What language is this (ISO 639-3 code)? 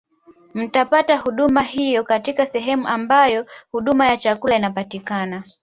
swa